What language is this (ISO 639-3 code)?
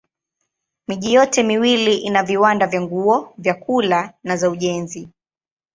swa